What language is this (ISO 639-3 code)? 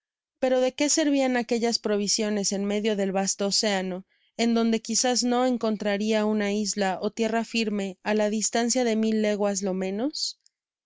spa